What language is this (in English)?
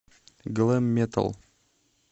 Russian